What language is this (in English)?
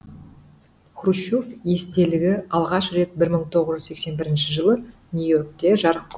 Kazakh